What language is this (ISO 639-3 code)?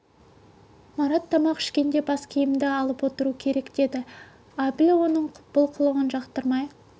kaz